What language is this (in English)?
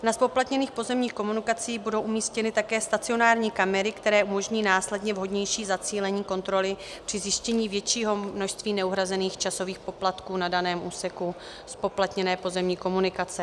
Czech